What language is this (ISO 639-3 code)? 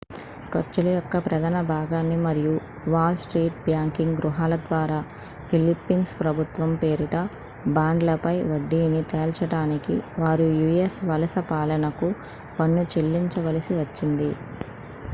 tel